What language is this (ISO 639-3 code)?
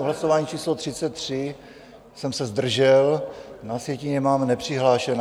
ces